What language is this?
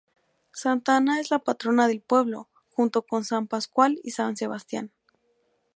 Spanish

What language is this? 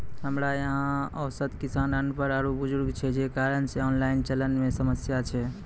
Maithili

